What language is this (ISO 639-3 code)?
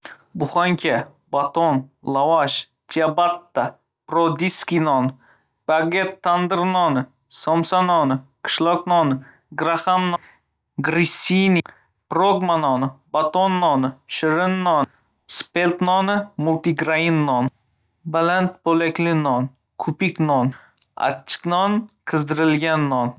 uzb